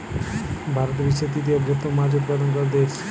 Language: Bangla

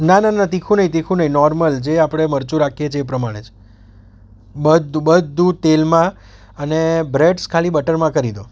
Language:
Gujarati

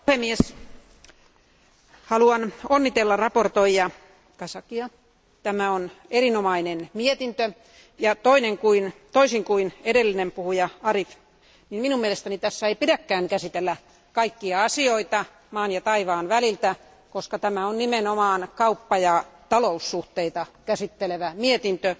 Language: Finnish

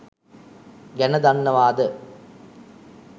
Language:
Sinhala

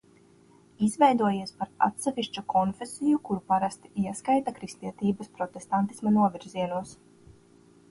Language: Latvian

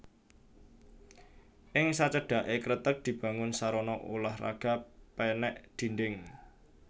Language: Javanese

